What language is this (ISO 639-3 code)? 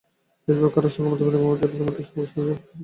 ben